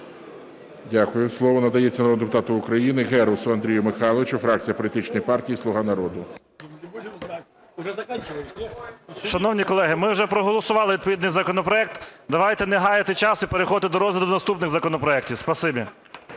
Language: Ukrainian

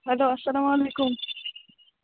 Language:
Kashmiri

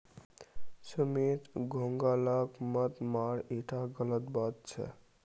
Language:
Magahi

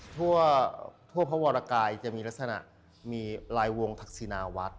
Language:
Thai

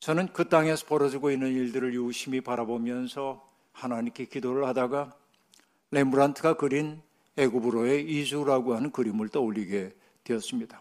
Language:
Korean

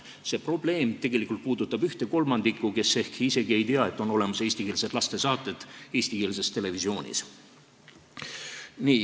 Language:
Estonian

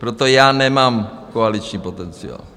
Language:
Czech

